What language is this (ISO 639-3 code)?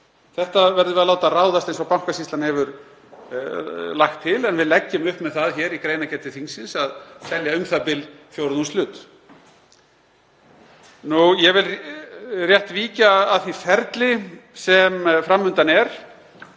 isl